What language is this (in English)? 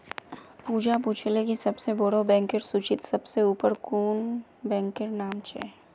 Magahi